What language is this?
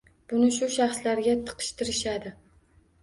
Uzbek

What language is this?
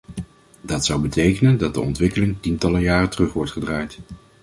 Dutch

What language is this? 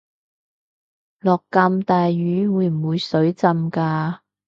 Cantonese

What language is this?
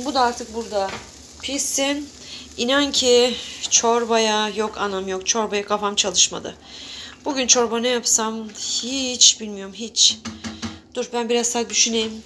Turkish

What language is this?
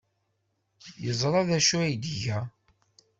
Kabyle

